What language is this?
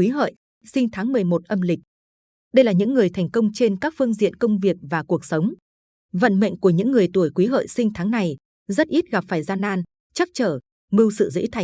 Vietnamese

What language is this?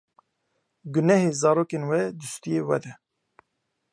Kurdish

